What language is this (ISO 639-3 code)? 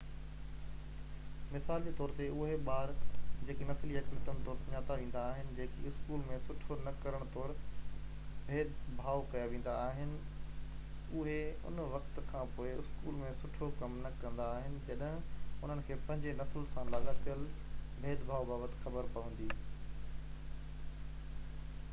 snd